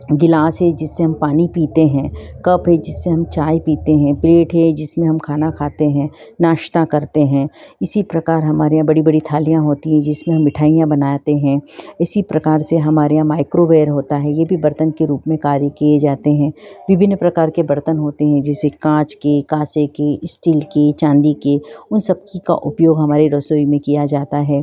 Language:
Hindi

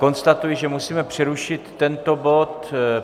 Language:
Czech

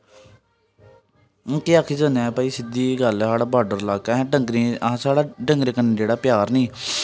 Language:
Dogri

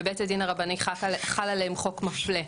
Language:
Hebrew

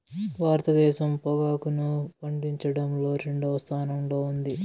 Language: Telugu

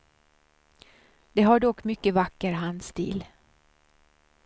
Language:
Swedish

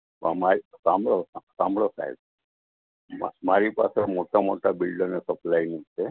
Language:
Gujarati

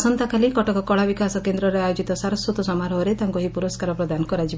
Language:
Odia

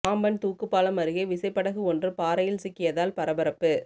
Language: Tamil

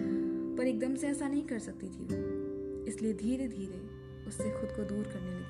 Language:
Hindi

